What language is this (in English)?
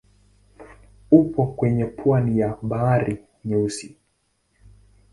Swahili